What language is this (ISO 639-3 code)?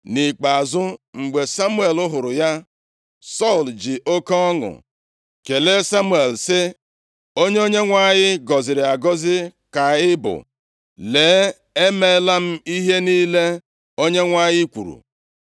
ibo